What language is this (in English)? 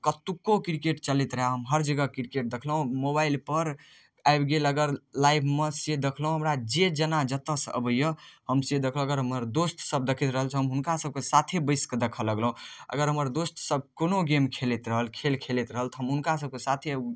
Maithili